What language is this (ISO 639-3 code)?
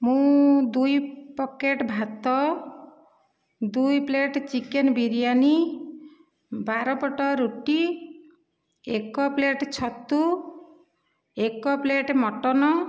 ori